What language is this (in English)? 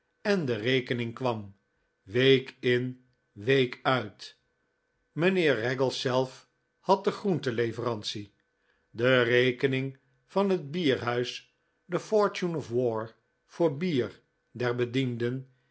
Dutch